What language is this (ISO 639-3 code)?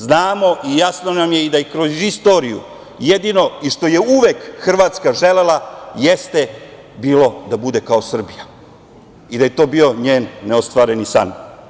srp